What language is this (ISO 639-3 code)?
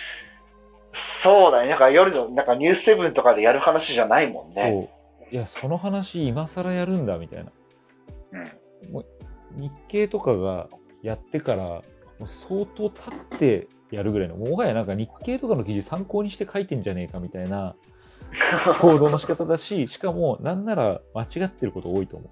jpn